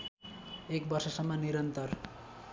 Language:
Nepali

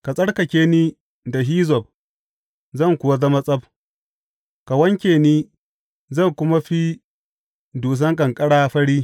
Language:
Hausa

